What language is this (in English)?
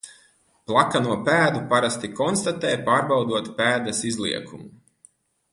Latvian